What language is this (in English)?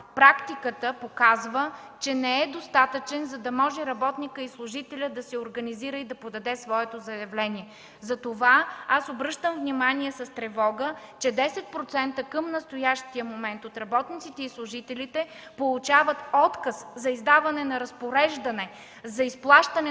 Bulgarian